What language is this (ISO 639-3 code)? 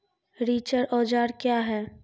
mai